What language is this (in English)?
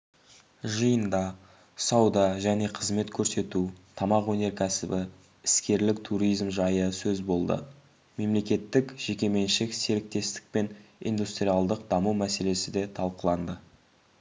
Kazakh